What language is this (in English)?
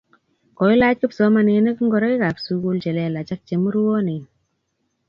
Kalenjin